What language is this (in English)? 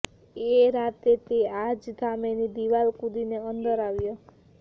Gujarati